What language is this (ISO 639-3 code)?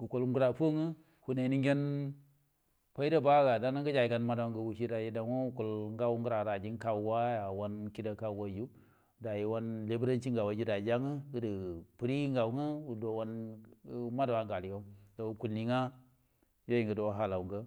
bdm